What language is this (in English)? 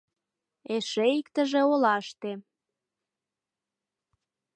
Mari